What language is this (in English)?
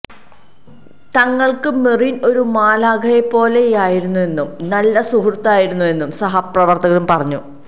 Malayalam